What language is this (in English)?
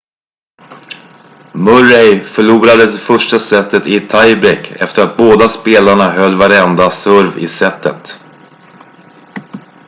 Swedish